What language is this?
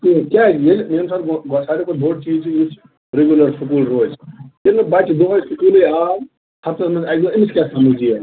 Kashmiri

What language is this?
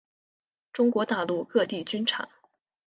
Chinese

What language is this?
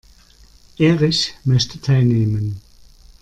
German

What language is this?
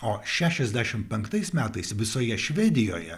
Lithuanian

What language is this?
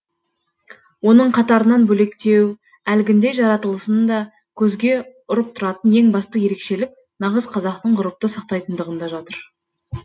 Kazakh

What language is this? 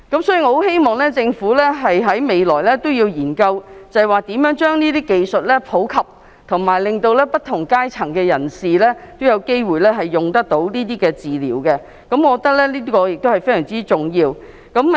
Cantonese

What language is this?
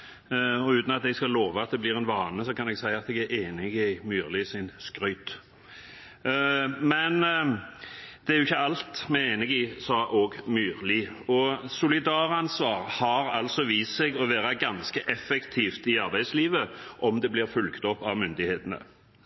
Norwegian Bokmål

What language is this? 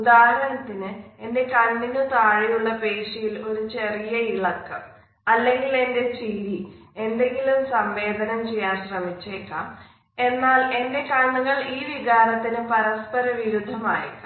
Malayalam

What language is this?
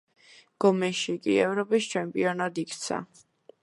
Georgian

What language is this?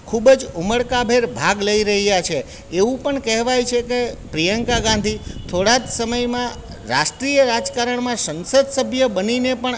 Gujarati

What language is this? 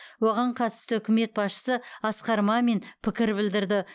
Kazakh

